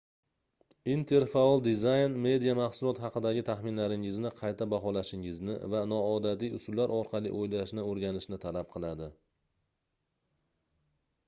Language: Uzbek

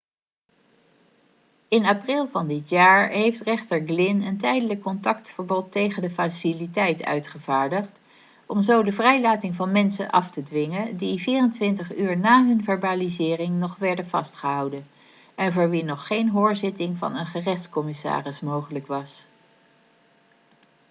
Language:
Dutch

